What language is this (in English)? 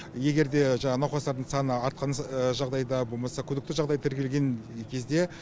Kazakh